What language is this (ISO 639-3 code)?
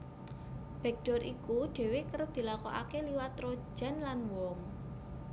jav